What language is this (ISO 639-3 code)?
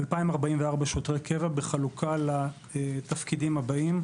heb